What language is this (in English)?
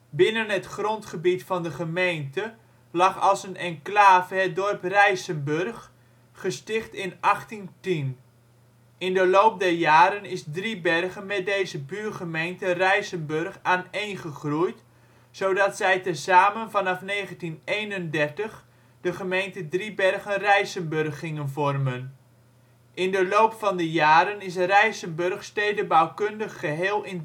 Dutch